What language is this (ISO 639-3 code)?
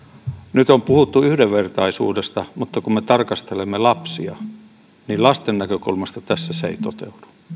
fin